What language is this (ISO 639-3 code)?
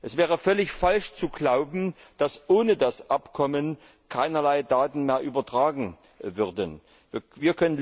deu